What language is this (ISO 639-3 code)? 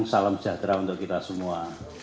ind